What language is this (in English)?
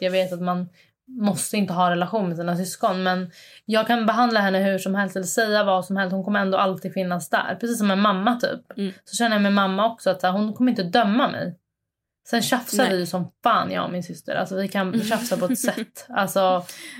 Swedish